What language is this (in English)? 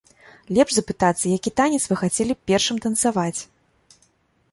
Belarusian